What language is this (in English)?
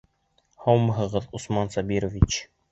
Bashkir